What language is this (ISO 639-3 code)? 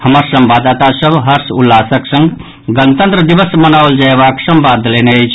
mai